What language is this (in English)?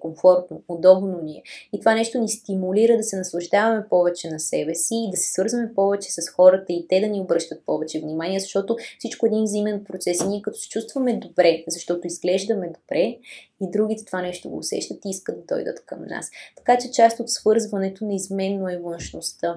Bulgarian